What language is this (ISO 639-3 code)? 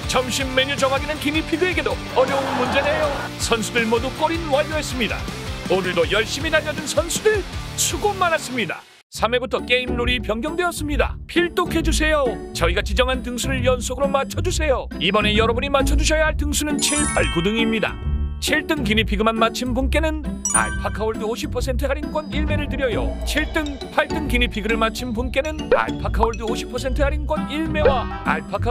kor